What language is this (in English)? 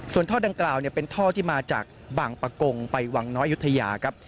Thai